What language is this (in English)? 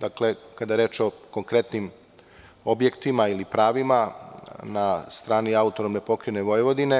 Serbian